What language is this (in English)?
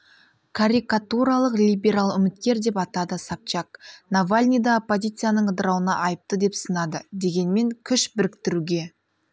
Kazakh